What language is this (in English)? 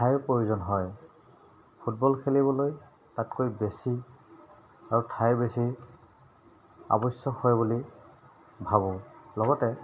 Assamese